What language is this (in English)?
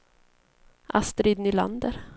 Swedish